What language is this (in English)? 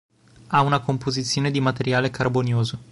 Italian